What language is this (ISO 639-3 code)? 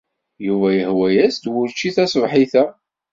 kab